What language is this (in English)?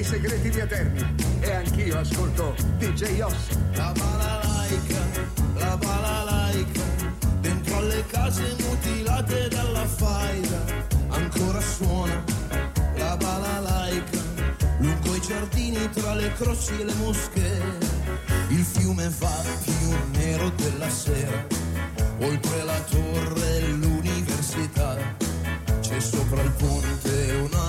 Italian